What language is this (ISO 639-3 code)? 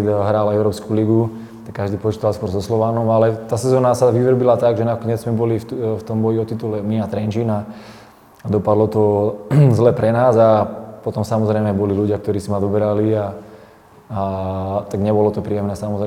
slk